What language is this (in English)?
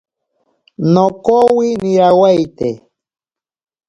Ashéninka Perené